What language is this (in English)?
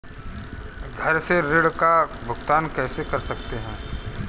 Hindi